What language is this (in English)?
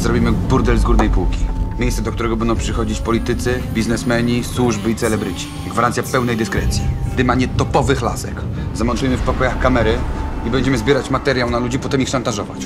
Polish